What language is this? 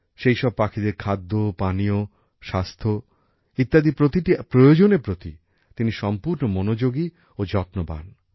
Bangla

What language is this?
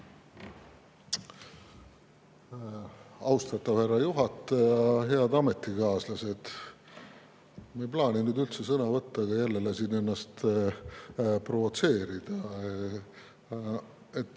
Estonian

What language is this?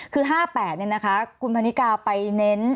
Thai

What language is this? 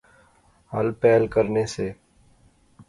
Pahari-Potwari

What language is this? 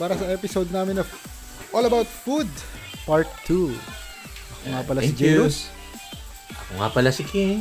Filipino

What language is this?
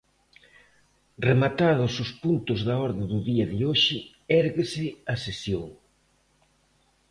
Galician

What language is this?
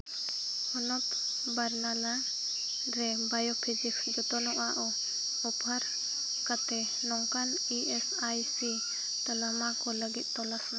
Santali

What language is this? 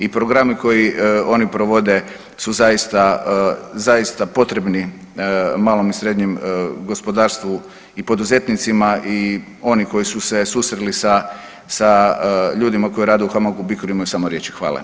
Croatian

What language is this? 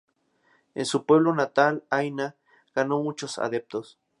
Spanish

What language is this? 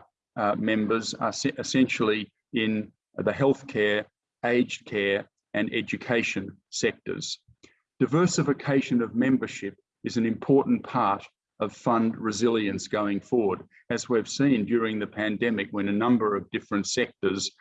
English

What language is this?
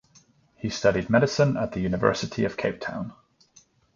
English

